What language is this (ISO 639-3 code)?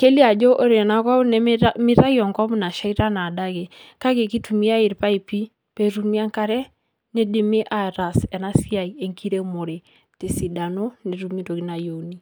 mas